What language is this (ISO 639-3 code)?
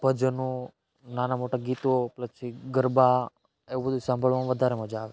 guj